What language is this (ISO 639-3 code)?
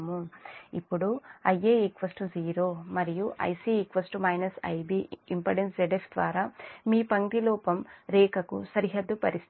tel